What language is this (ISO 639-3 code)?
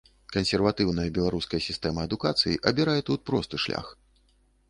bel